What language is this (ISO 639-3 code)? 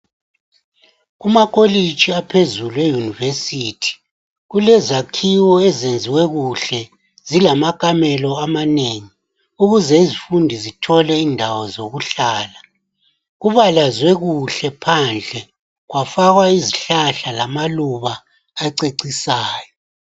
nde